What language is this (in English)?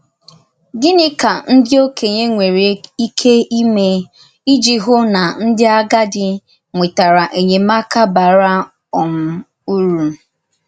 Igbo